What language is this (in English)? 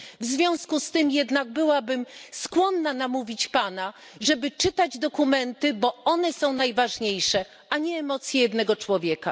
Polish